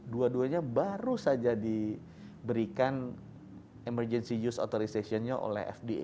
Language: Indonesian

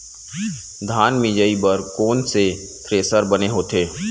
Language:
Chhattisgarhi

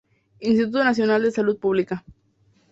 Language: Spanish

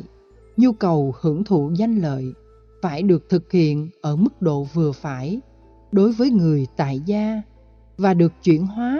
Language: Vietnamese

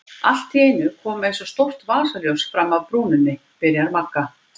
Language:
Icelandic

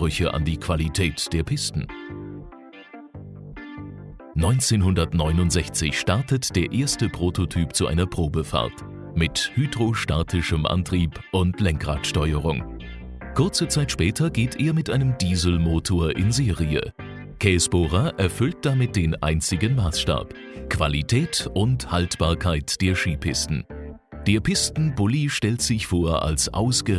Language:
German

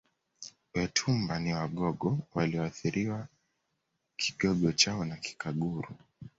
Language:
Swahili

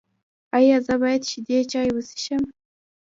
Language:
Pashto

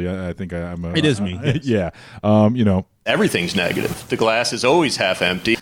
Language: English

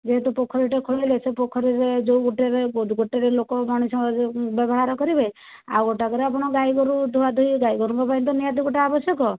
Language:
Odia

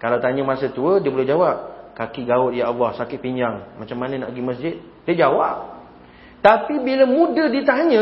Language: Malay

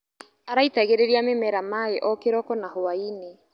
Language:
Kikuyu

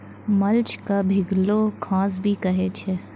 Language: Maithili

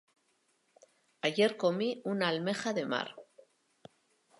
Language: Spanish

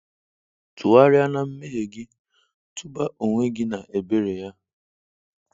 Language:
Igbo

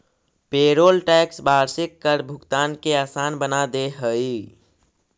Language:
Magahi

